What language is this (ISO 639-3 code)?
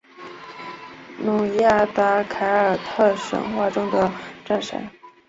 zho